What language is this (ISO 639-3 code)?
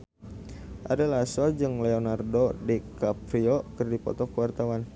sun